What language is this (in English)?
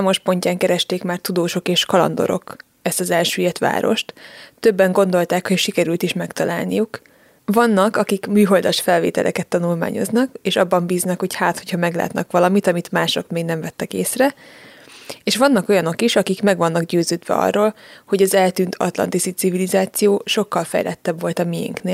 Hungarian